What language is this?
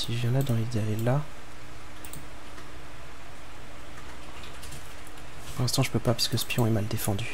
French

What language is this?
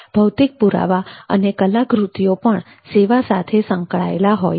Gujarati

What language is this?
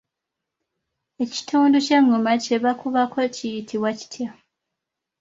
Ganda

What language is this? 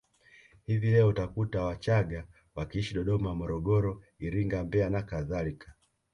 Swahili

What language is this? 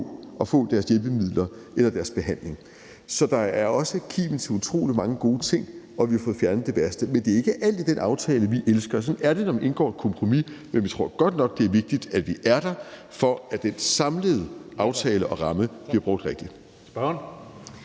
Danish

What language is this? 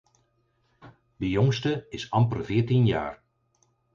Dutch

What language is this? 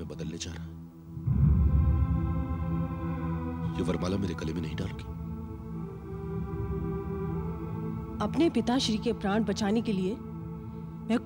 Hindi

